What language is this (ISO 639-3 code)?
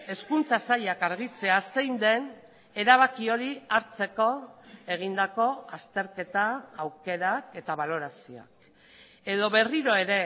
eus